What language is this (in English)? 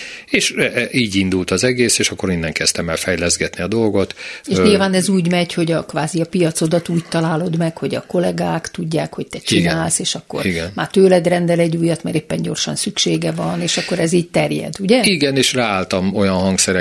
Hungarian